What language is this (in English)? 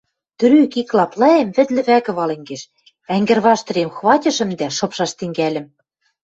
Western Mari